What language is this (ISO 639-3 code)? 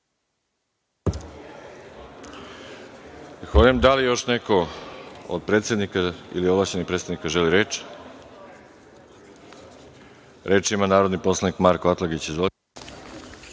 srp